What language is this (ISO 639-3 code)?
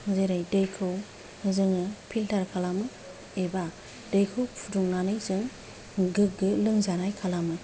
brx